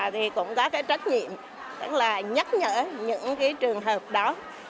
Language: Vietnamese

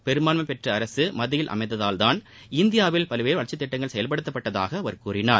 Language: Tamil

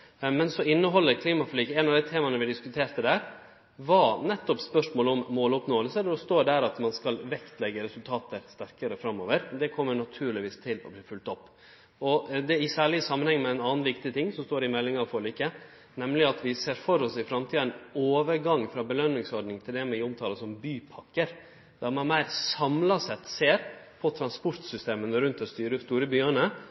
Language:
Norwegian Nynorsk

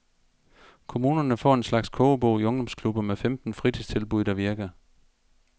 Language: Danish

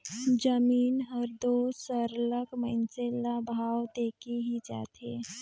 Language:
Chhattisgarhi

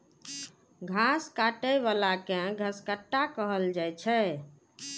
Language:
Maithili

